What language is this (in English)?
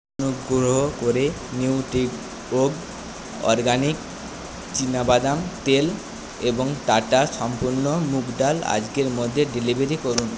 Bangla